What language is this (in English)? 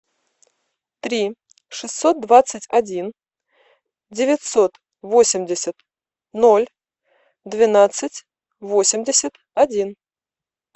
Russian